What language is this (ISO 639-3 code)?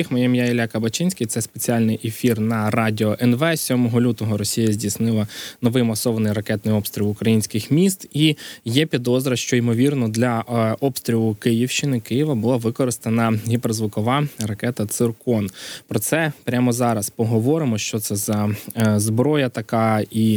ukr